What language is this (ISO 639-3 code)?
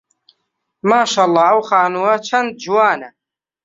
ckb